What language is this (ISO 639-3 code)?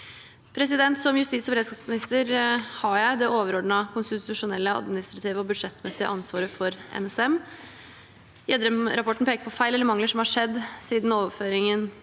nor